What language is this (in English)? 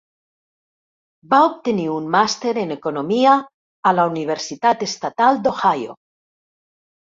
Catalan